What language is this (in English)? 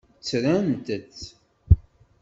Kabyle